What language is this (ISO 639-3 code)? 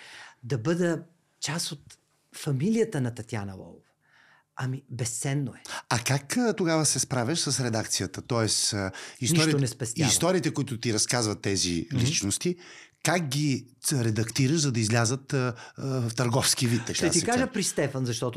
bul